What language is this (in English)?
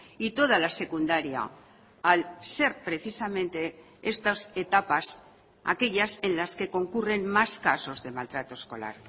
Spanish